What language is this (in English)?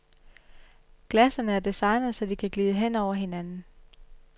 Danish